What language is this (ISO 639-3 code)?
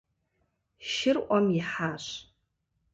kbd